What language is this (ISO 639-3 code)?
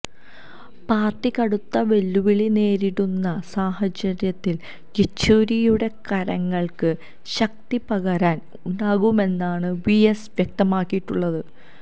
mal